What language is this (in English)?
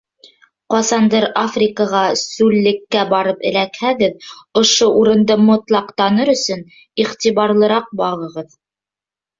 Bashkir